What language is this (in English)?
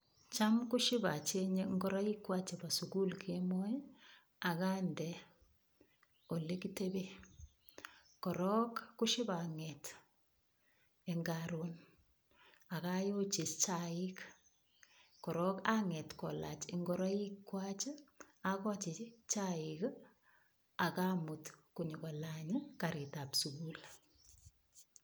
Kalenjin